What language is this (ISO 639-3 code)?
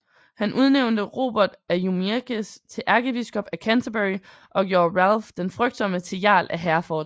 dan